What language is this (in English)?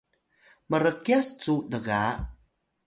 Atayal